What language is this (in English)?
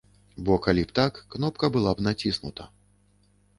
Belarusian